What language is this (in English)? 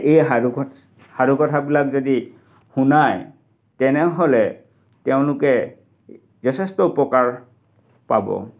Assamese